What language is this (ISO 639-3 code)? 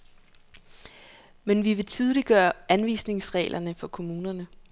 dan